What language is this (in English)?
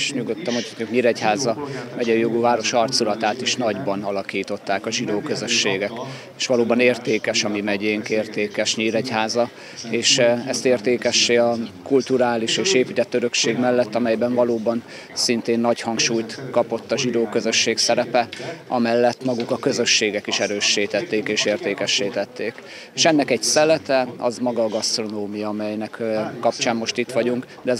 Hungarian